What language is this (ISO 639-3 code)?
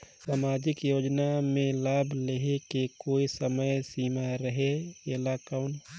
hne